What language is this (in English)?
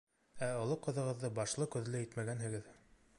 Bashkir